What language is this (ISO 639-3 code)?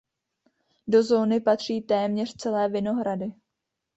ces